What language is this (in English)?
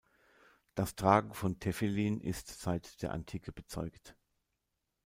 German